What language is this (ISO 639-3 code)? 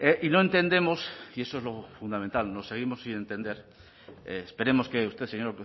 spa